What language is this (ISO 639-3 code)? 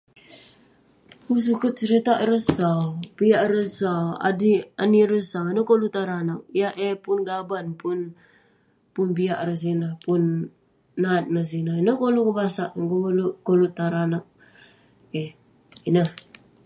pne